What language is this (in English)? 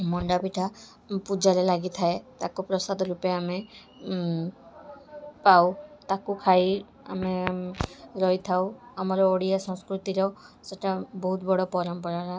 Odia